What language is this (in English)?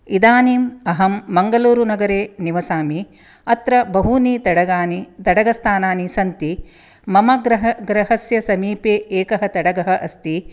Sanskrit